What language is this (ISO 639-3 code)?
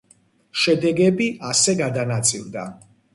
kat